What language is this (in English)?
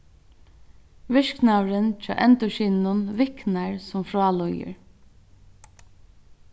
Faroese